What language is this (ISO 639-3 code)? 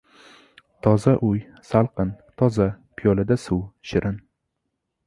uzb